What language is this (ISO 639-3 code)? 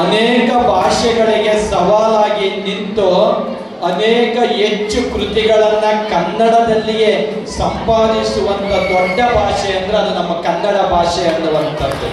kan